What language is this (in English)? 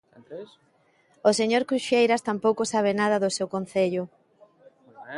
Galician